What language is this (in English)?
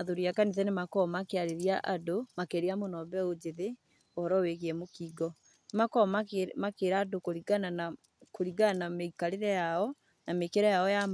Kikuyu